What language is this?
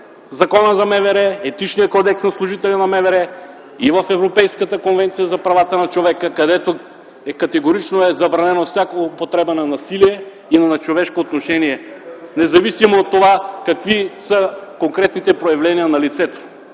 Bulgarian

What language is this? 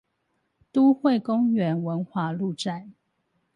Chinese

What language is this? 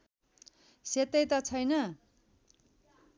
Nepali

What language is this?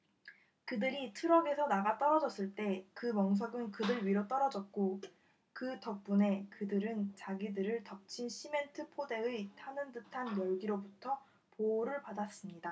Korean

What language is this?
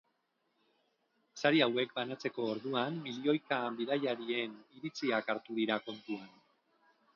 Basque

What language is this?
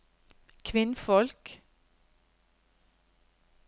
Norwegian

